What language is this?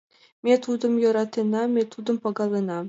Mari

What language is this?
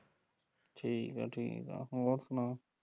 Punjabi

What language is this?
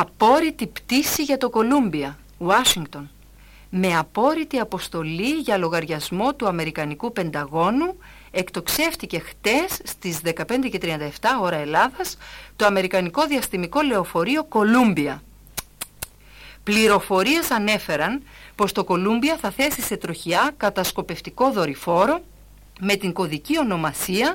Greek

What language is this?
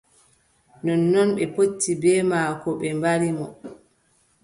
Adamawa Fulfulde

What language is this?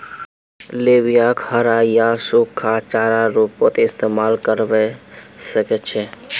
Magahi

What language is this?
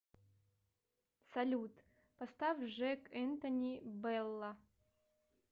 Russian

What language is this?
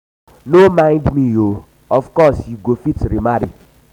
Nigerian Pidgin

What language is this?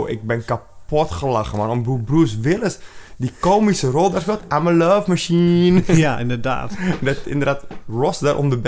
Dutch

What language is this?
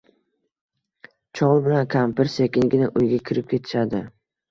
Uzbek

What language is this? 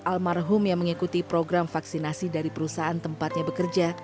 Indonesian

